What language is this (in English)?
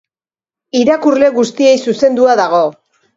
Basque